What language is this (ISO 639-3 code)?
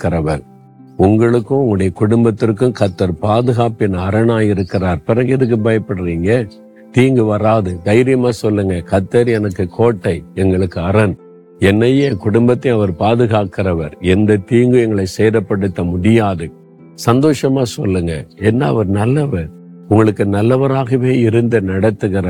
tam